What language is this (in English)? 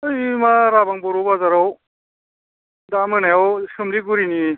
Bodo